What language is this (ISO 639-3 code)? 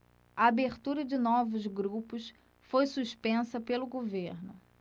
por